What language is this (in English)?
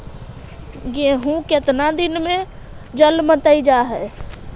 Magahi